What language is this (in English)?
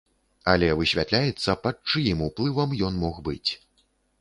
Belarusian